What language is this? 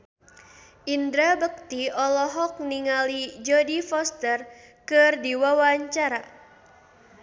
Sundanese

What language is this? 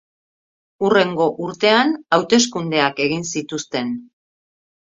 Basque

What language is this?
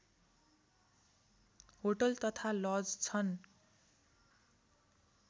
Nepali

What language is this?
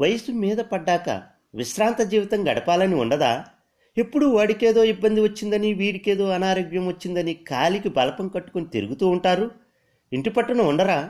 Telugu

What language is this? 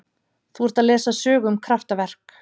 Icelandic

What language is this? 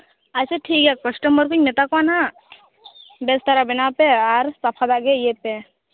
Santali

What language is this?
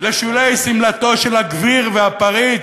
Hebrew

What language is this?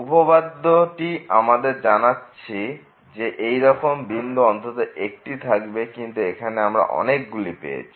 Bangla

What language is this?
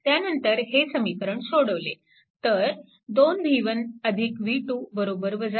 Marathi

